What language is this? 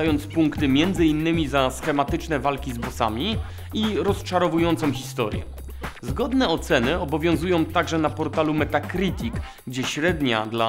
Polish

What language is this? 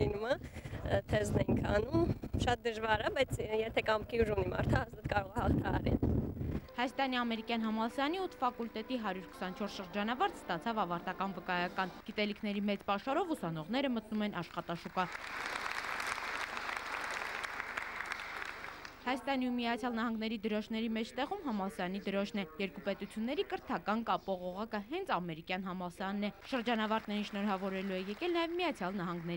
Romanian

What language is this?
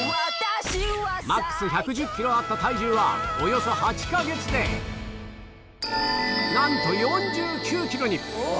Japanese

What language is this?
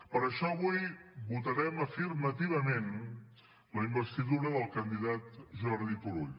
Catalan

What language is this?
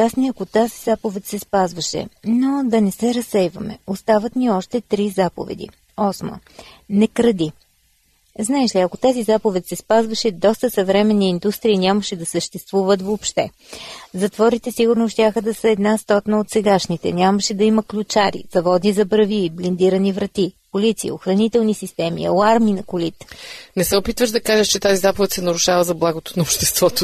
Bulgarian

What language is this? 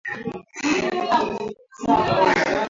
Swahili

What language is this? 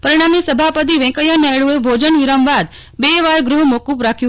Gujarati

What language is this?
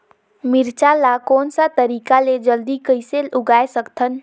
Chhattisgarhi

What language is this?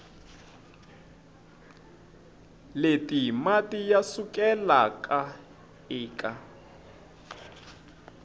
Tsonga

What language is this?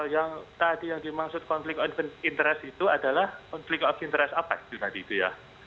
Indonesian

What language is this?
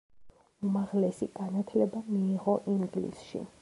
Georgian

